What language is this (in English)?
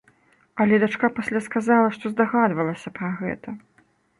Belarusian